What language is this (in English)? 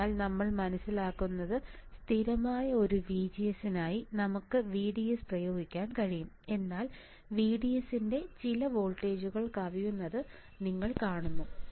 Malayalam